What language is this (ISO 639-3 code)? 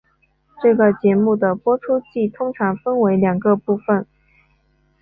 zho